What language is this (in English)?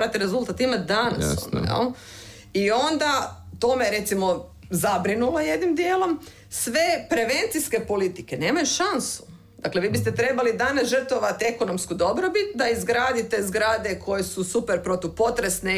Croatian